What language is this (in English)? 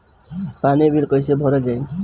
Bhojpuri